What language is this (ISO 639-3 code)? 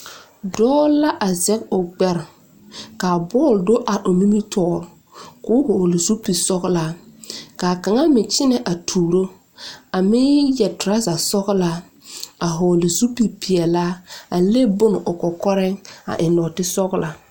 dga